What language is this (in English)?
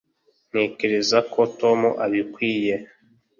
Kinyarwanda